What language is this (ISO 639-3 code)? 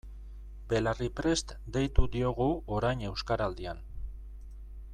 eus